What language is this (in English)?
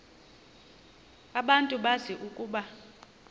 Xhosa